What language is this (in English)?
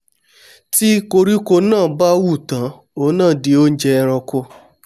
Yoruba